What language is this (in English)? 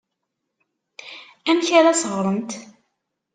Kabyle